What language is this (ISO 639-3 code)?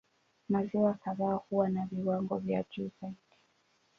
swa